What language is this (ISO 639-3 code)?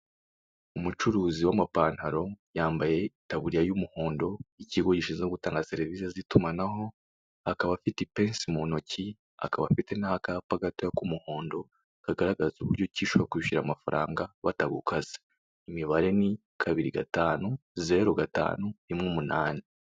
kin